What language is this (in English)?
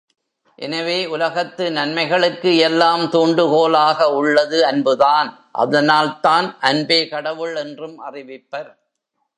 Tamil